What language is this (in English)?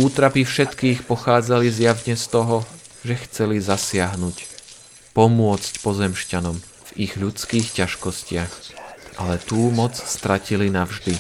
Slovak